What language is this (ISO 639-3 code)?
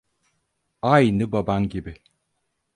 tur